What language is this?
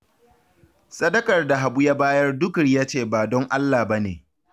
Hausa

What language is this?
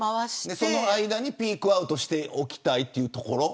Japanese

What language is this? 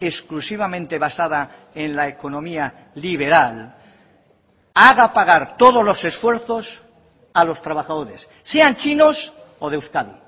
Spanish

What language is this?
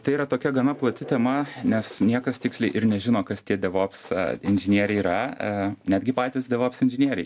Lithuanian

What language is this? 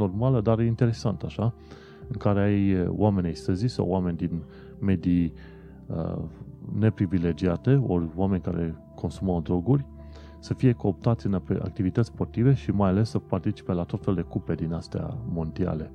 Romanian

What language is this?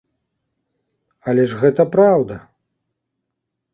Belarusian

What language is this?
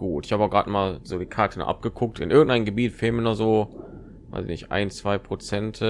German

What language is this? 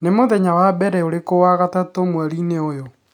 Kikuyu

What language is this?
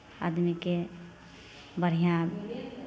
Maithili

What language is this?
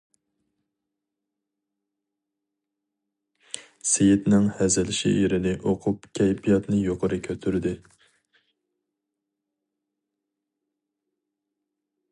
Uyghur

